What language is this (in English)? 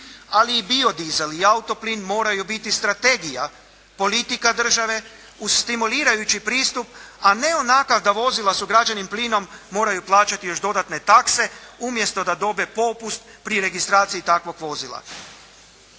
Croatian